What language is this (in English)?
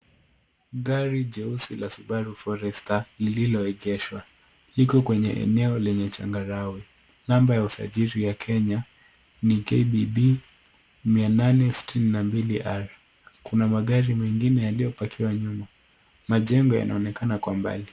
Swahili